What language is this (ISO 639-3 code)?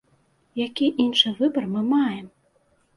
bel